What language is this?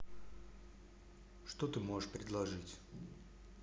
Russian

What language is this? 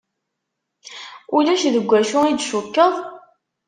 Kabyle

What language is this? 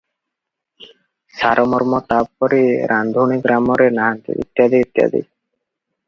Odia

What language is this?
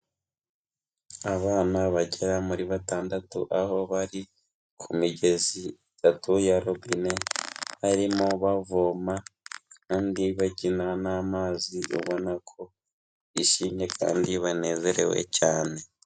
Kinyarwanda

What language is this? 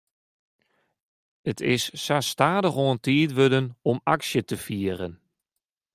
Western Frisian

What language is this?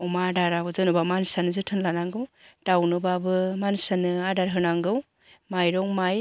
Bodo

